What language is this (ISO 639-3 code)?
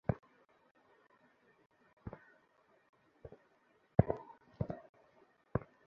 ben